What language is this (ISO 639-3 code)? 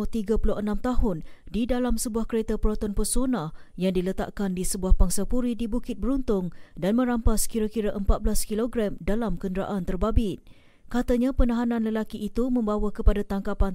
msa